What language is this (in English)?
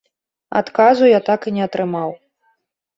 Belarusian